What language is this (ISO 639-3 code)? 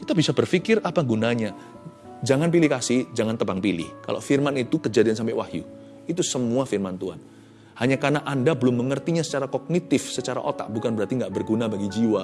ind